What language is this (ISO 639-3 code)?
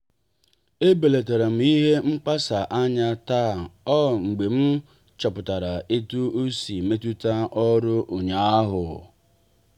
ibo